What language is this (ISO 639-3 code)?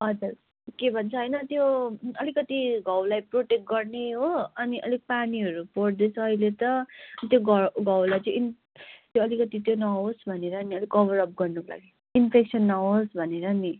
nep